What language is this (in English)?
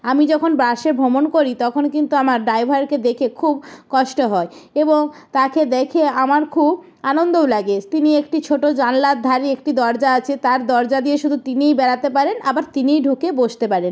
Bangla